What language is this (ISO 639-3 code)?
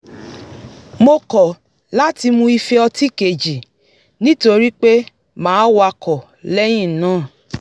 yor